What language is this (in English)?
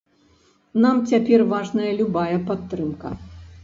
Belarusian